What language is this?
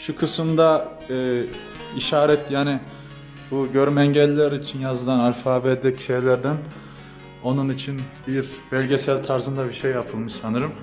Turkish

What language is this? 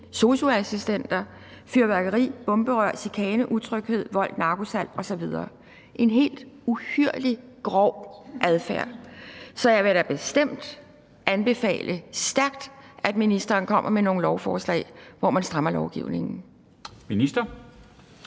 Danish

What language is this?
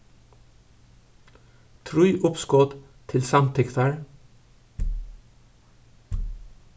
Faroese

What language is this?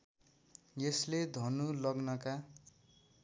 Nepali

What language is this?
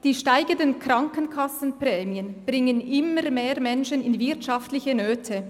Swiss German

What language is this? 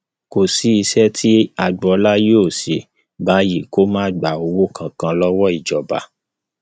Yoruba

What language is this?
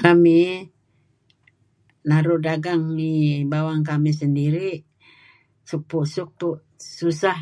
Kelabit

